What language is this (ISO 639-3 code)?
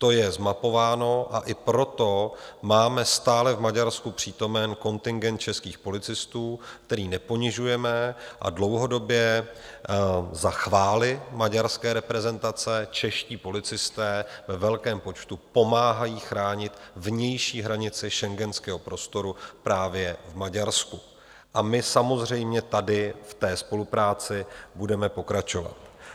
ces